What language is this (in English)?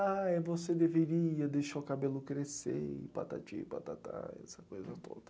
Portuguese